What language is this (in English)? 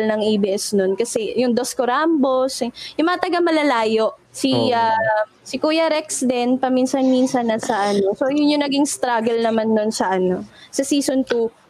Filipino